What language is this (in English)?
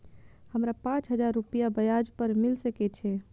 Maithili